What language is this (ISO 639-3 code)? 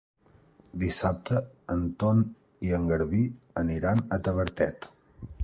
cat